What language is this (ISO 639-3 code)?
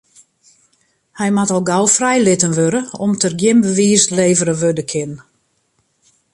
fry